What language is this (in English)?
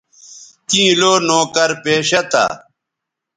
Bateri